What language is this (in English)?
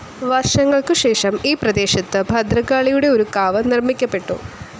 Malayalam